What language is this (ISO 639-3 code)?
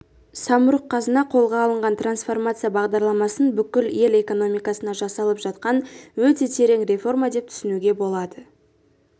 kaz